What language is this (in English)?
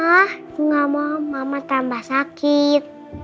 Indonesian